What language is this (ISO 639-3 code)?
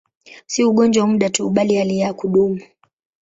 swa